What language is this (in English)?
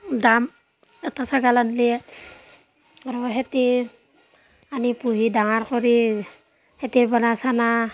Assamese